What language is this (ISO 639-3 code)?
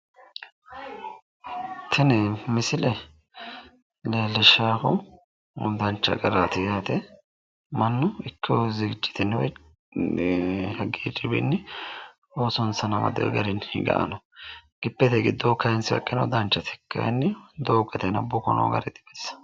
sid